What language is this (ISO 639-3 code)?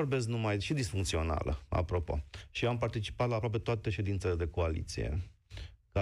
ron